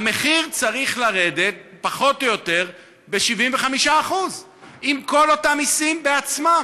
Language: Hebrew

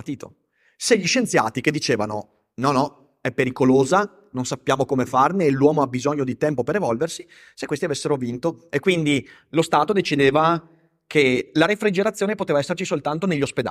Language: Italian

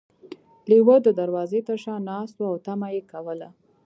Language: Pashto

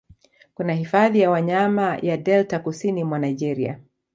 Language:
Swahili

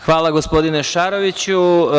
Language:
Serbian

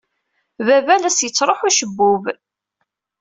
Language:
Kabyle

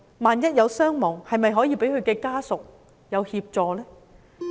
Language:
Cantonese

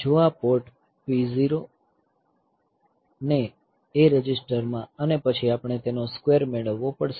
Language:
Gujarati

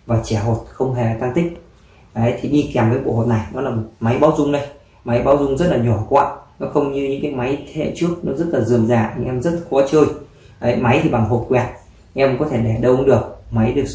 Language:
Vietnamese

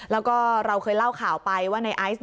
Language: Thai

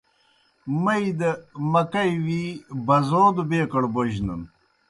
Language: Kohistani Shina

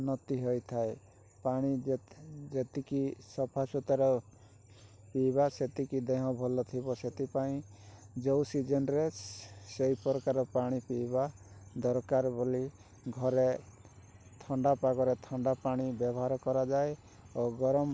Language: Odia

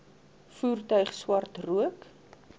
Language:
Afrikaans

